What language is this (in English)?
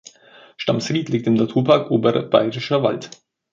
German